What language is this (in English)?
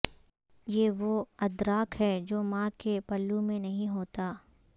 Urdu